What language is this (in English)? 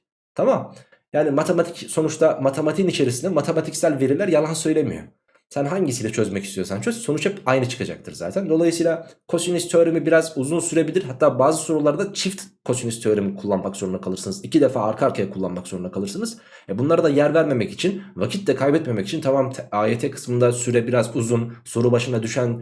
Turkish